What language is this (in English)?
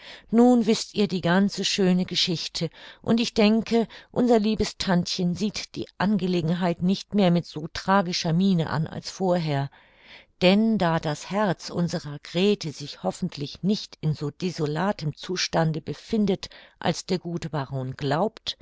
German